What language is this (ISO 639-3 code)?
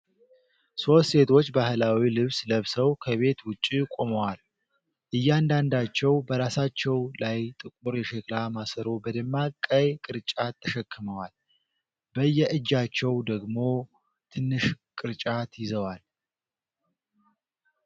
amh